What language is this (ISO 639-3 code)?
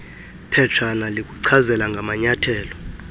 xho